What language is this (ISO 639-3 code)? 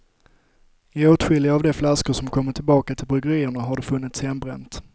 swe